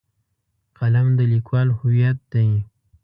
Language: Pashto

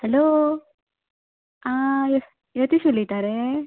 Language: Konkani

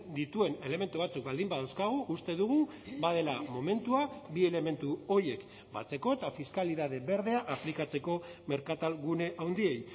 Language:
Basque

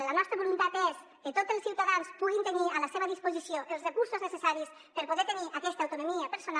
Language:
Catalan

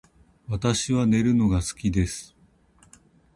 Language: Japanese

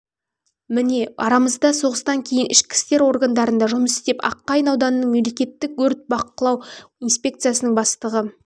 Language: Kazakh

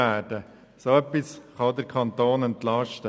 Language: Swiss German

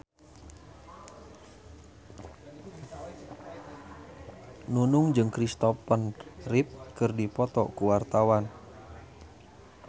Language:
Sundanese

